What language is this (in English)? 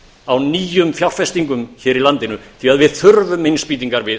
Icelandic